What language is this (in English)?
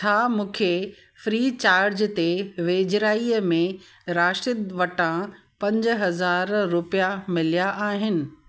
Sindhi